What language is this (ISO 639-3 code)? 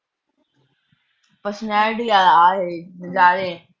pan